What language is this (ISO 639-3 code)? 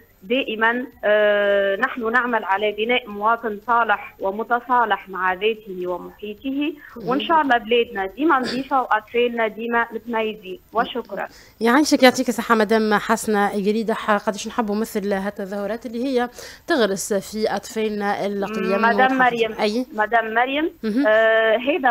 ara